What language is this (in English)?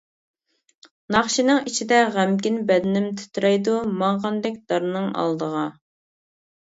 Uyghur